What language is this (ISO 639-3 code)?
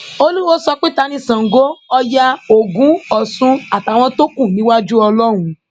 yor